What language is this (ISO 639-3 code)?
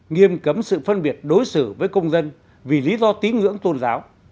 vie